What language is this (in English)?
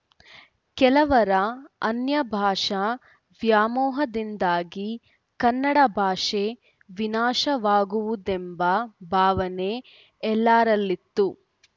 Kannada